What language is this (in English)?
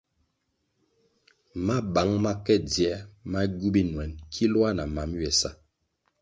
Kwasio